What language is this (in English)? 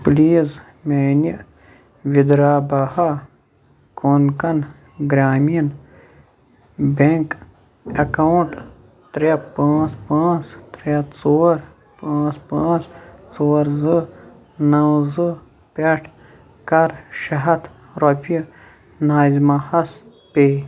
Kashmiri